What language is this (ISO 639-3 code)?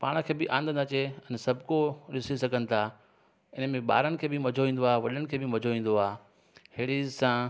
snd